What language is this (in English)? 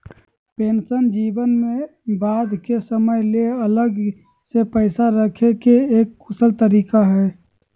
Magahi